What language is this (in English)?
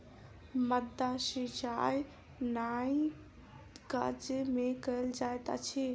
Maithili